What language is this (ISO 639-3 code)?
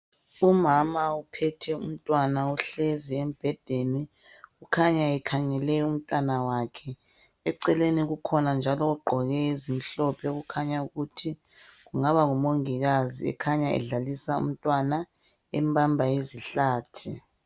nde